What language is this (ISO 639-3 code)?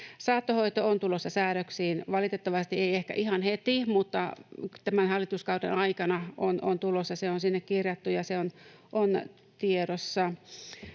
fin